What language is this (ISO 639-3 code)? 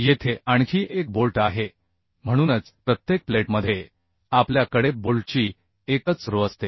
mar